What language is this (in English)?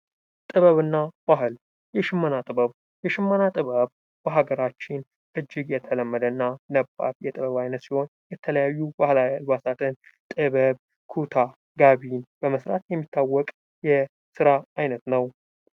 Amharic